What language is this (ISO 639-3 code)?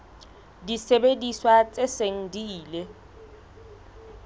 sot